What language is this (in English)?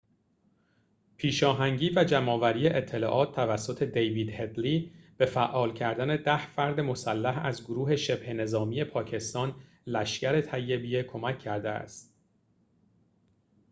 Persian